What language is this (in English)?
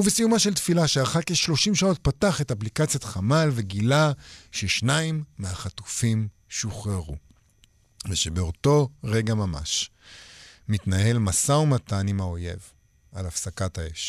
Hebrew